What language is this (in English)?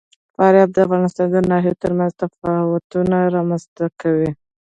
Pashto